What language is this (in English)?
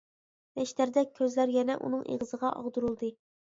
Uyghur